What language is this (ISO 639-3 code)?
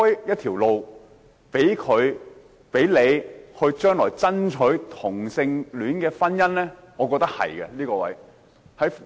yue